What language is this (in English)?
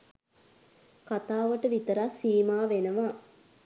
Sinhala